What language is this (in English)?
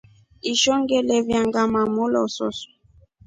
Rombo